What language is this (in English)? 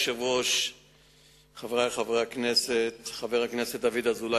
Hebrew